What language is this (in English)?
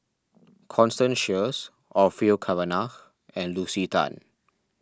English